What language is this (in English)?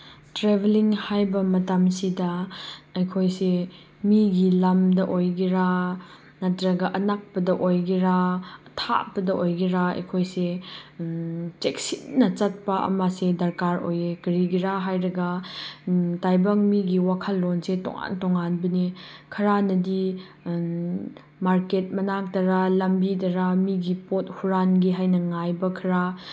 Manipuri